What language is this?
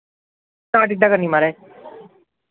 Dogri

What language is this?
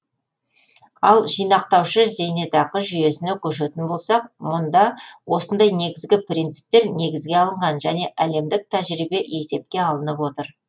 Kazakh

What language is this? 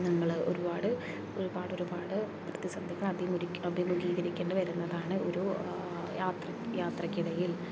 Malayalam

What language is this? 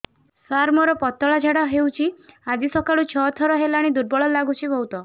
Odia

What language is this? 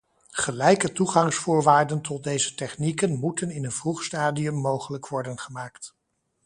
Dutch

